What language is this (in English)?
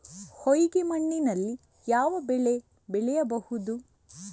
Kannada